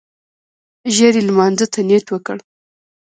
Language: Pashto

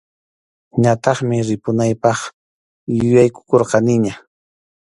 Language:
Arequipa-La Unión Quechua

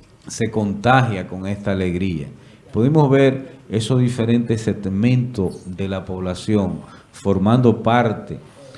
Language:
Spanish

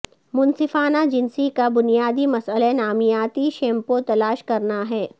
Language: Urdu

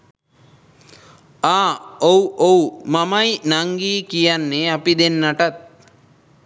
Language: Sinhala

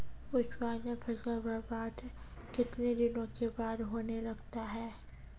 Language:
Maithili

